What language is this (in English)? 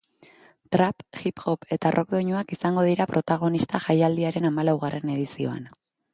Basque